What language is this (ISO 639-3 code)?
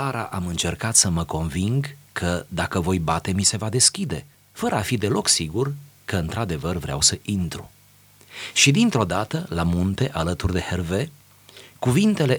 ron